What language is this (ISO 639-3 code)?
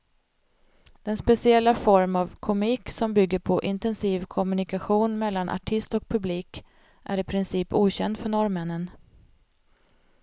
swe